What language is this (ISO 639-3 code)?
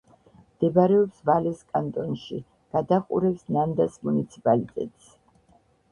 kat